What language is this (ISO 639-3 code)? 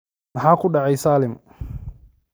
som